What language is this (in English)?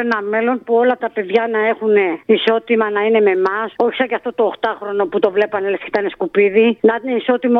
Greek